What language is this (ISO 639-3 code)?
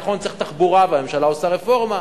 heb